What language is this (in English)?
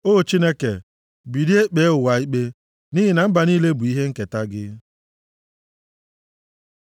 Igbo